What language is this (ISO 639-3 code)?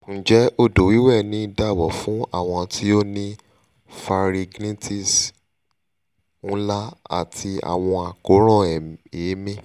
yor